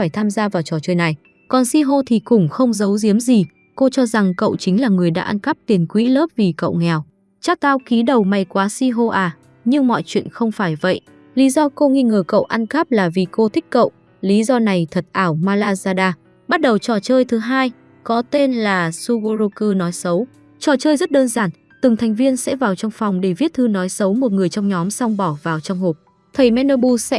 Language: Vietnamese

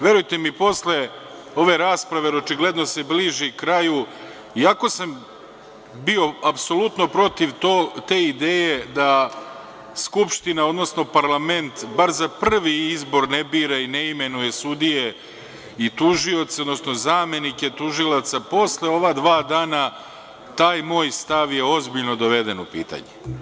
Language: Serbian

